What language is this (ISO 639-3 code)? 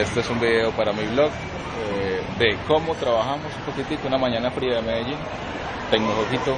spa